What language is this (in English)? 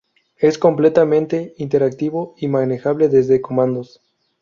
Spanish